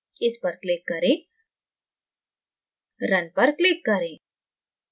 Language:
Hindi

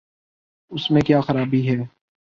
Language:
Urdu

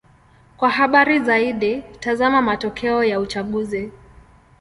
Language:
Swahili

